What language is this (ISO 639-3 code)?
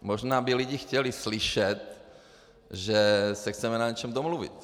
ces